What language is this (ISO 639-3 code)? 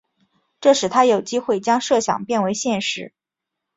zho